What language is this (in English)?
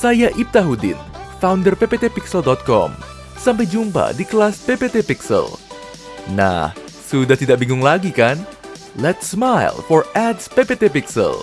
Indonesian